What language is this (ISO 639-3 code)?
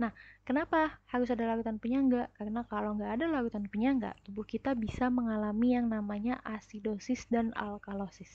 ind